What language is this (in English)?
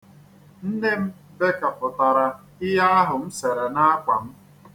Igbo